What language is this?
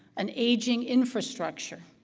English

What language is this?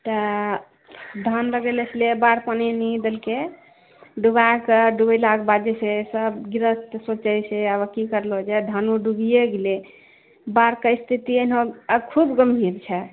Maithili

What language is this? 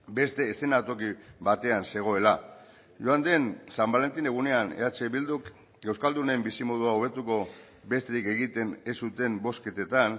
Basque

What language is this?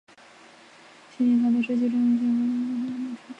Chinese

